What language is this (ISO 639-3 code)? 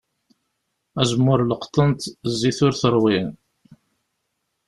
kab